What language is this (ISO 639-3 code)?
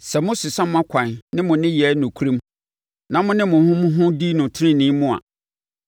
aka